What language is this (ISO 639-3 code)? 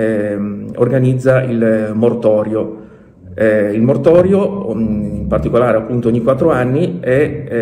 ita